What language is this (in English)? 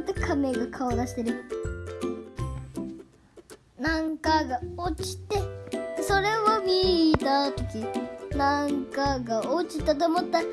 Japanese